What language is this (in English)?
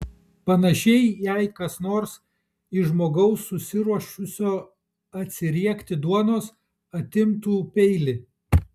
Lithuanian